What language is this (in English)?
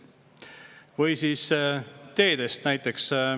Estonian